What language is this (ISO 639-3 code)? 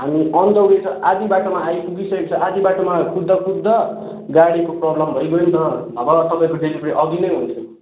nep